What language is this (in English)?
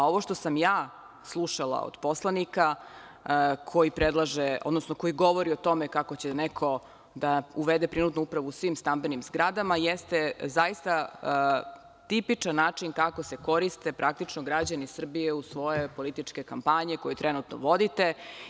Serbian